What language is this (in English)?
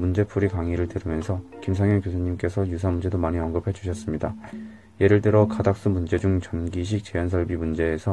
Korean